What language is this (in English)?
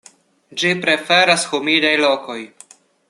Esperanto